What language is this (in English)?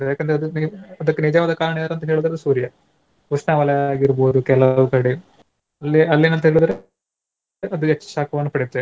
Kannada